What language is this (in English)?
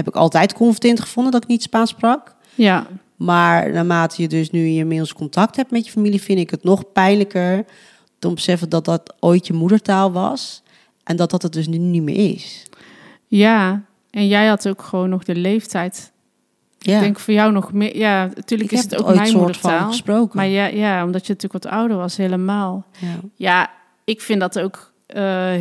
Dutch